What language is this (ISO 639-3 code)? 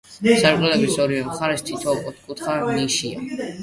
kat